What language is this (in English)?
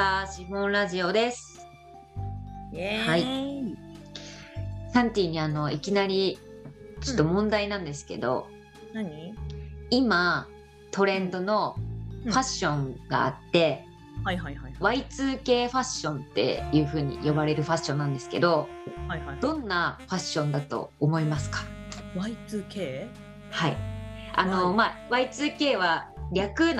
Japanese